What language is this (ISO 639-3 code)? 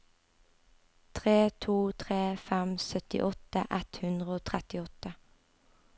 nor